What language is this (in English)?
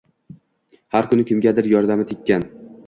Uzbek